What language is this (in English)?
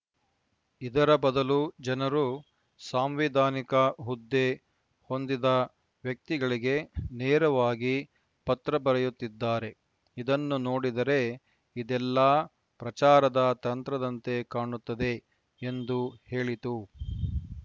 Kannada